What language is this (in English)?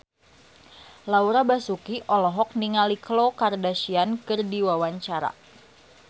Sundanese